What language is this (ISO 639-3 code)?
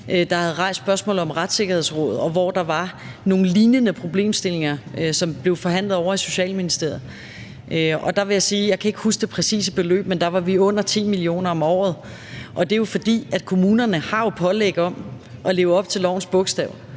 dan